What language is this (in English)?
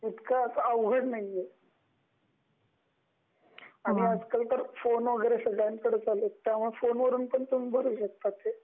Marathi